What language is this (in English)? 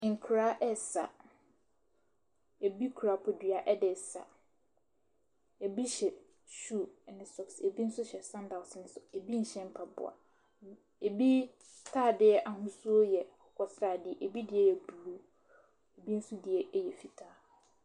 Akan